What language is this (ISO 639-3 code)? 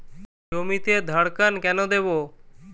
ben